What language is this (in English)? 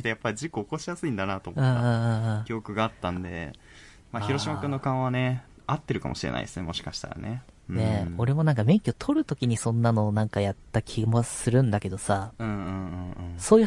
Japanese